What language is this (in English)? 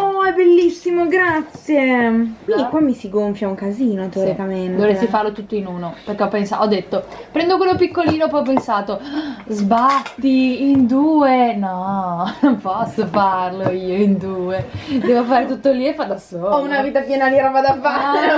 Italian